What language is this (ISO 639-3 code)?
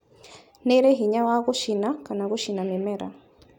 kik